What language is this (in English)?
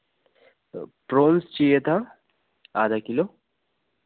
Hindi